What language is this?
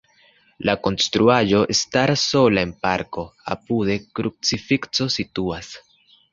Esperanto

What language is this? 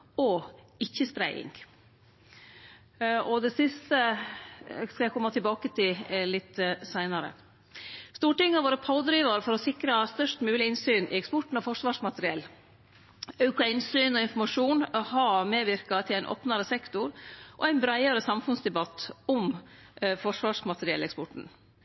Norwegian Nynorsk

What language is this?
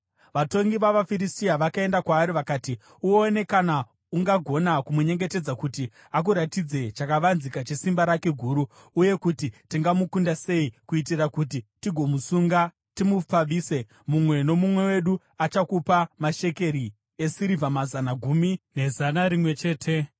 Shona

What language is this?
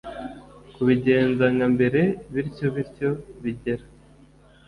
Kinyarwanda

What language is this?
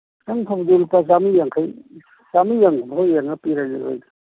Manipuri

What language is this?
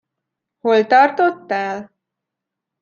Hungarian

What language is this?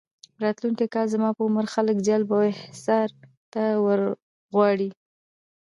Pashto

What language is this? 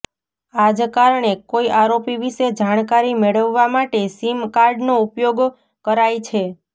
Gujarati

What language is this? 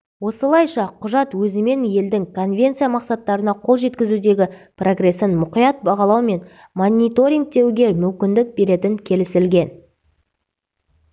Kazakh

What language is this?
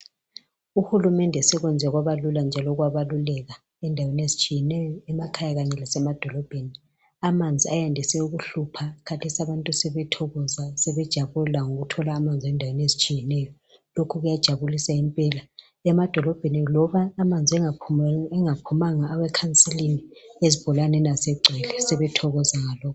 North Ndebele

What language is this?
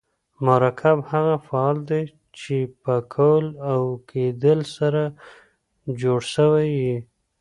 Pashto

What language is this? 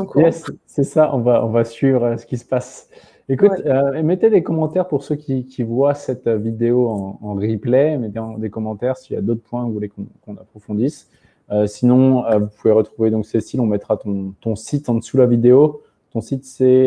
French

